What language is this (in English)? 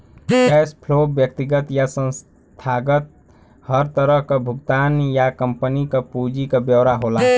Bhojpuri